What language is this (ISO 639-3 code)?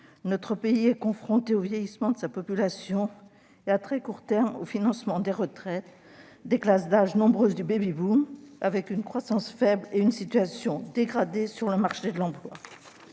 fra